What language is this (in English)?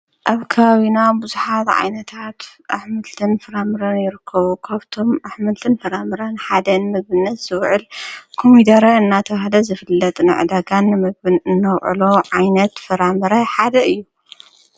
Tigrinya